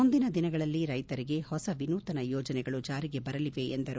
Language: Kannada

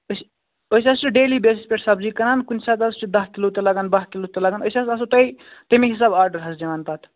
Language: Kashmiri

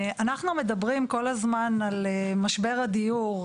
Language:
Hebrew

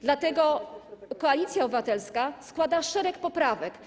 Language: Polish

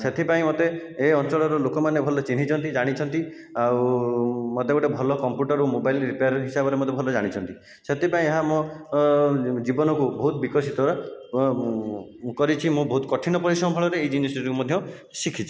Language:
Odia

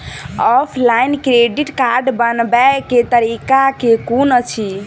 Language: Maithili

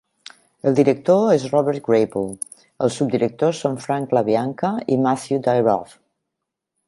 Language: Catalan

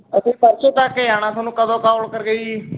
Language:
Punjabi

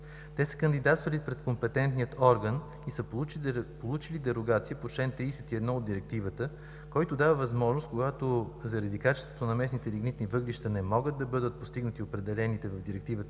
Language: Bulgarian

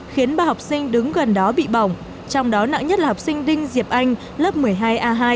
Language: Vietnamese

